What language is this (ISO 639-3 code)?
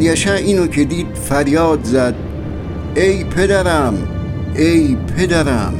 fas